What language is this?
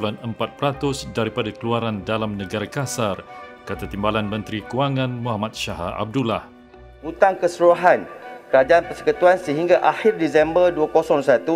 Malay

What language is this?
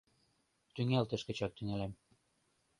Mari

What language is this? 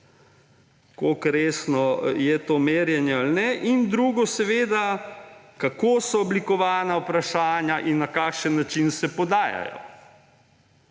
Slovenian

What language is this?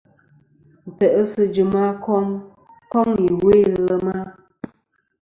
Kom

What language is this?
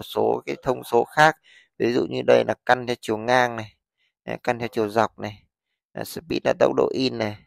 Vietnamese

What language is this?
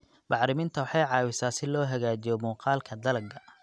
Somali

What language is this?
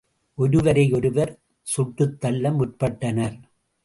Tamil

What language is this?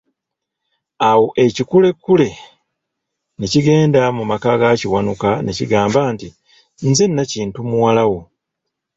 Ganda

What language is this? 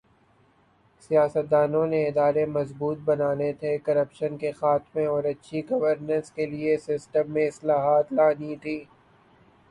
Urdu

